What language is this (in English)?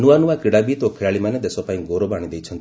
Odia